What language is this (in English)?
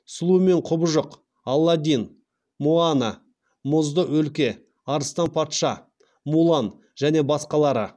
Kazakh